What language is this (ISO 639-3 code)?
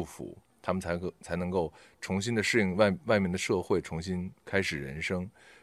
zho